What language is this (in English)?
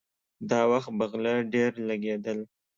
Pashto